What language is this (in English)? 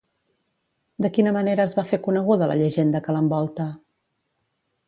Catalan